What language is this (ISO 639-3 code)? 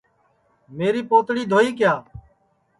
ssi